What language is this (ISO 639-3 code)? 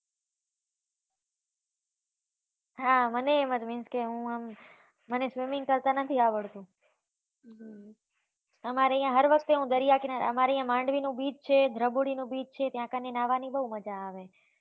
guj